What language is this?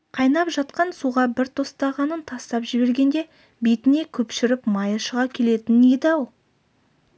Kazakh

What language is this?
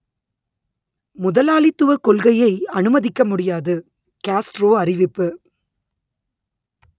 Tamil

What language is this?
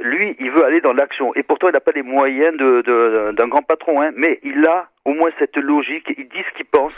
French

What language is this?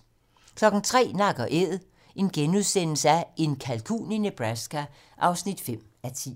Danish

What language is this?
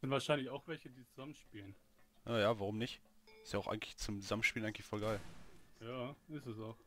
German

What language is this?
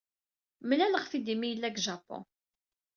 Kabyle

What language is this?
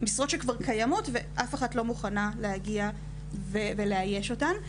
Hebrew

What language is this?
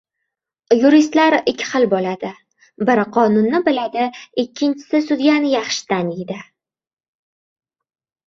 Uzbek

